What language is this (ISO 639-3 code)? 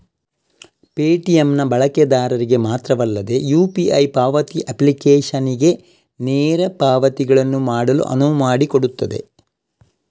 kan